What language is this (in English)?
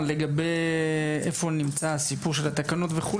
Hebrew